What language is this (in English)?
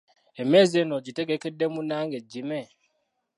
Ganda